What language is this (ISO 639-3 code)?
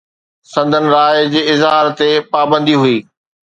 snd